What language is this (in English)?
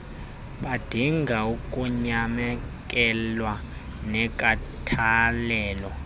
Xhosa